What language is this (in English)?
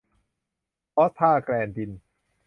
Thai